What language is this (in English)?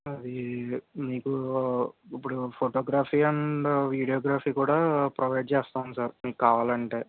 Telugu